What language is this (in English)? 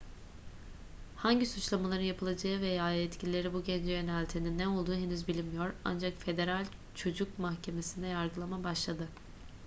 Turkish